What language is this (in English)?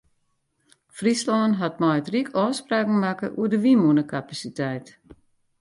Western Frisian